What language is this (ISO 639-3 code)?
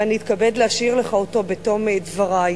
heb